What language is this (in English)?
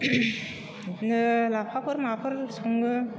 Bodo